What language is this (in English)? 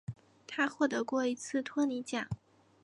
Chinese